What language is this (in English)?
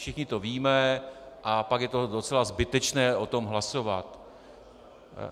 Czech